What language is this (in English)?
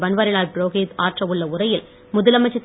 Tamil